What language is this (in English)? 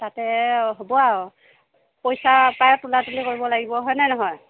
Assamese